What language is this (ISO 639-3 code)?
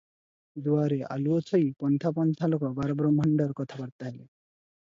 ori